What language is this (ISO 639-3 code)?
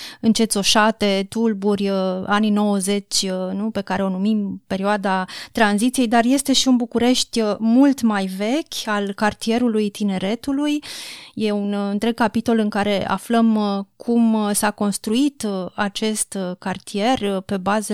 ron